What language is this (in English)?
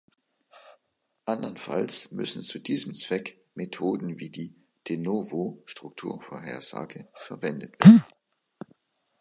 German